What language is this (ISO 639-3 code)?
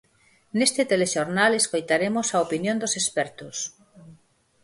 glg